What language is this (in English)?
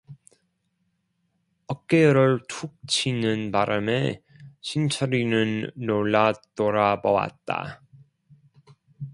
Korean